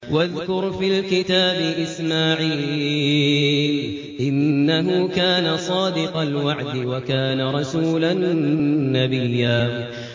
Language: Arabic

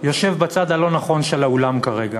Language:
Hebrew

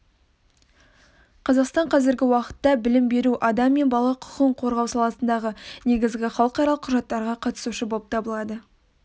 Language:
Kazakh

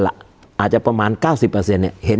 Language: Thai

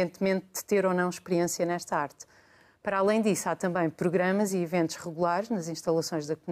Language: Portuguese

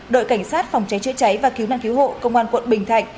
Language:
Vietnamese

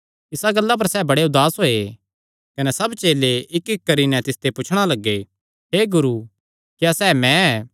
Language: Kangri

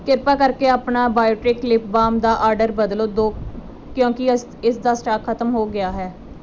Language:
Punjabi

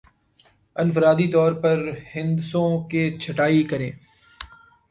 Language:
Urdu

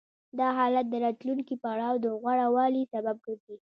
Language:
Pashto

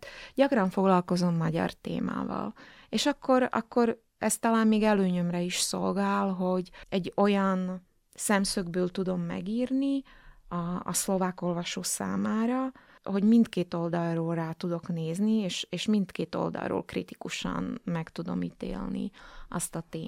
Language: Hungarian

